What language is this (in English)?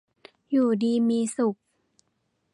Thai